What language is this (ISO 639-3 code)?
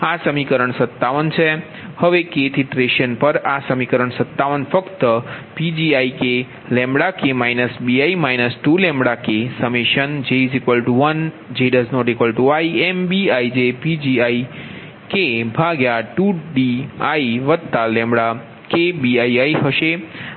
guj